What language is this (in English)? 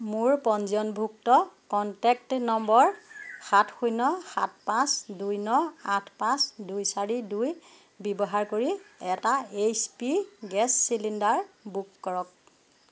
Assamese